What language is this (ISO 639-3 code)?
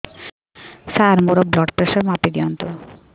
ori